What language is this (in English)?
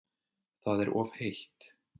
Icelandic